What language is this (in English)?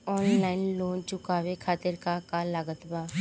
Bhojpuri